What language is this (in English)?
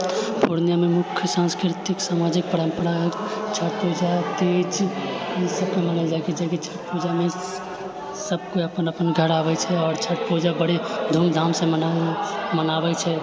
Maithili